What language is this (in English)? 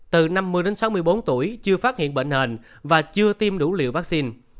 Vietnamese